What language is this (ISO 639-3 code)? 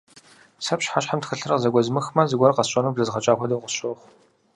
kbd